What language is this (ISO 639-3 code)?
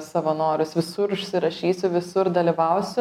lit